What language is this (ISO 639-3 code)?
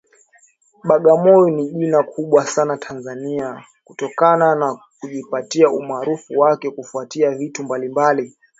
swa